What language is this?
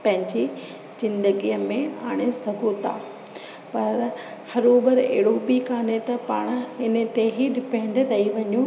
Sindhi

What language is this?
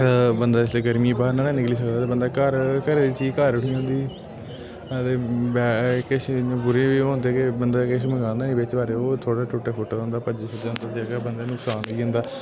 Dogri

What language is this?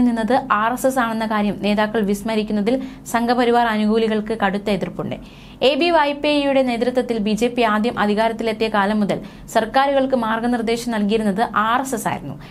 Malayalam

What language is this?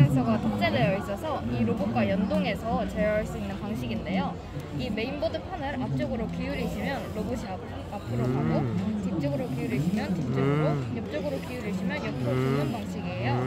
Korean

